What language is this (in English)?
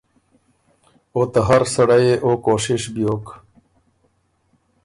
Ormuri